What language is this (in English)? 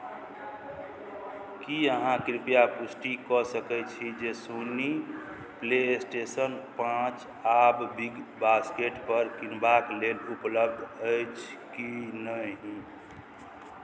Maithili